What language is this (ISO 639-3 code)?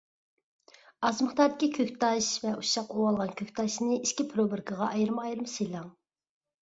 uig